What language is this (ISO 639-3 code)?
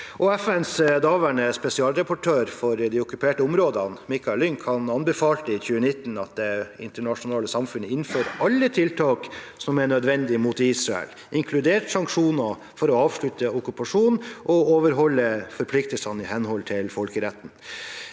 nor